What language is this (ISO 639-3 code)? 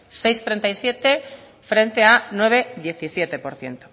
spa